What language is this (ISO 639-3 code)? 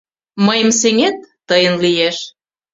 chm